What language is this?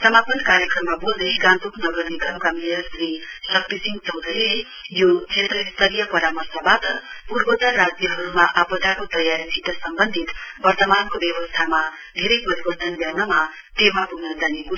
Nepali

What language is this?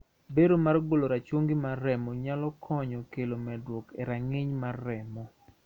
Luo (Kenya and Tanzania)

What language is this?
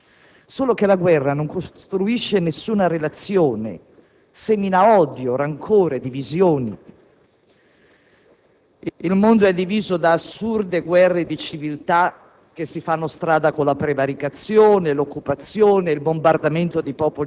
Italian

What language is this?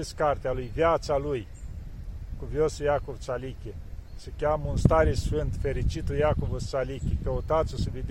Romanian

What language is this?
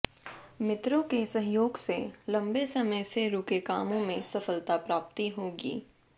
Hindi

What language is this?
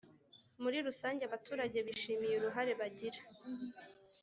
Kinyarwanda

